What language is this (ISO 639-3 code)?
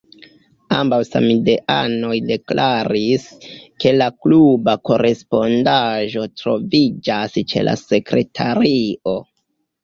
epo